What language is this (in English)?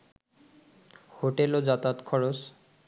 Bangla